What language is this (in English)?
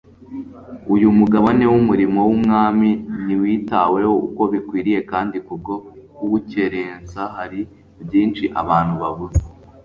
Kinyarwanda